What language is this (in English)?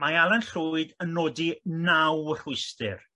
Welsh